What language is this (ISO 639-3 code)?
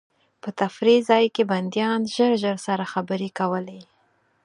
pus